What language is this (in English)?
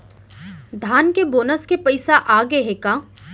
Chhattisgarhi